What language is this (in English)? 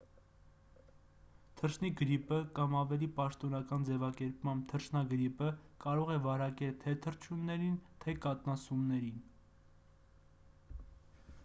Armenian